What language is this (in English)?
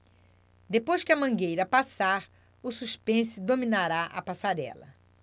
Portuguese